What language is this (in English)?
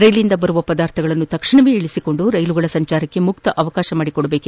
Kannada